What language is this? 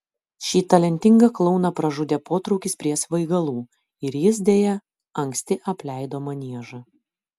Lithuanian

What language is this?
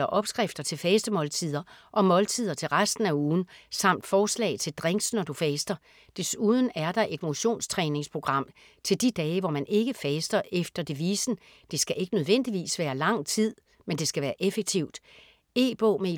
Danish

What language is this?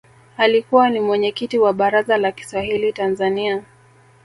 Swahili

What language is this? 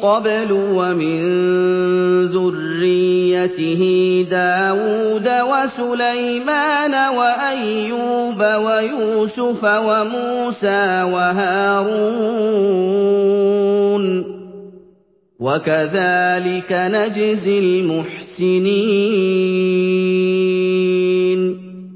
Arabic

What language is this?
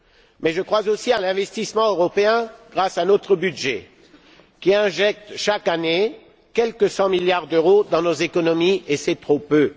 French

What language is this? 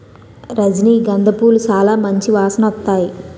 Telugu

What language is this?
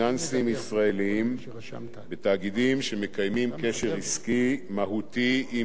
Hebrew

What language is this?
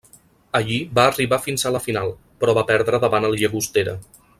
Catalan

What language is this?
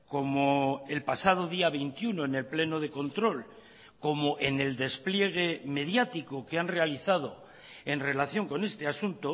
Spanish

